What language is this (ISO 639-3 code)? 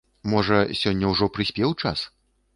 bel